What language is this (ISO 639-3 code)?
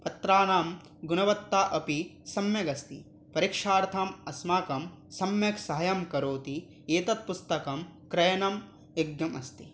san